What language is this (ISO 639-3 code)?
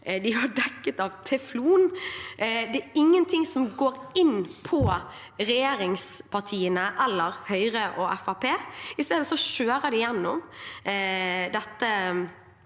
nor